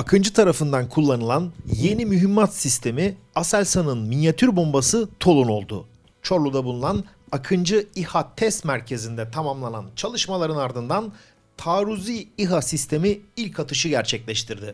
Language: Turkish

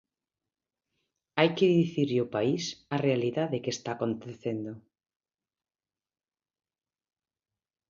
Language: Galician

